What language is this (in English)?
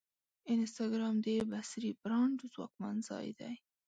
Pashto